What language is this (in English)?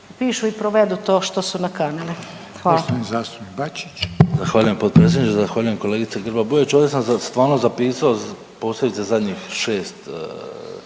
Croatian